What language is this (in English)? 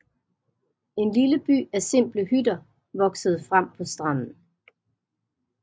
Danish